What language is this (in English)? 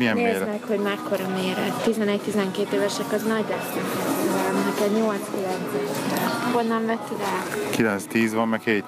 Hungarian